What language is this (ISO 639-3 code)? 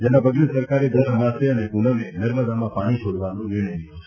guj